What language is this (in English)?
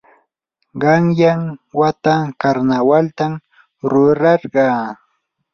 Yanahuanca Pasco Quechua